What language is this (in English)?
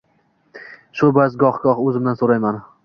Uzbek